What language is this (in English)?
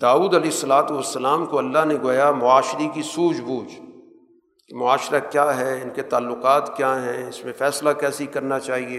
Urdu